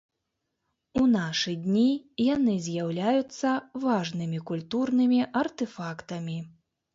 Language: Belarusian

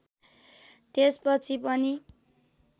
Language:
Nepali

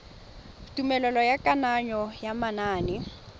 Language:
Tswana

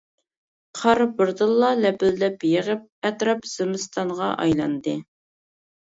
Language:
Uyghur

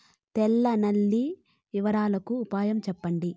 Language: Telugu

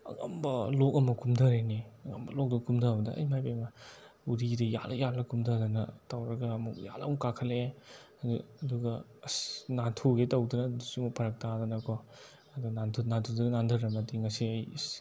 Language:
Manipuri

